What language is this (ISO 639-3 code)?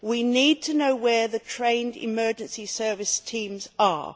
eng